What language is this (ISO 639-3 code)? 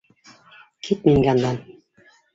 bak